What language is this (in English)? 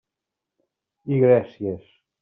Catalan